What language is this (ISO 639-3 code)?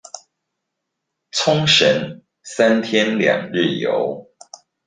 zho